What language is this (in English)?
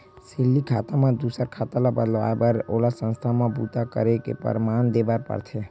Chhattisgarhi